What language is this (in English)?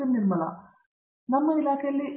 Kannada